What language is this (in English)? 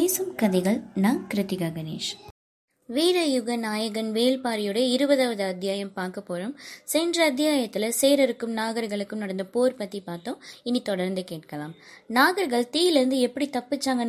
Tamil